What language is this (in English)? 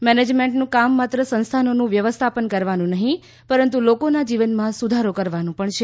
Gujarati